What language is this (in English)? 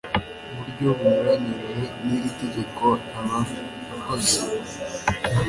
Kinyarwanda